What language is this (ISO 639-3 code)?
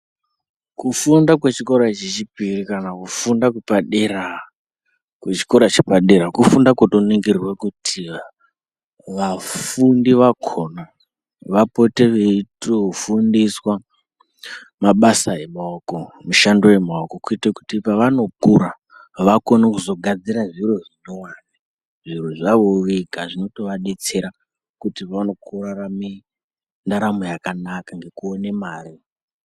ndc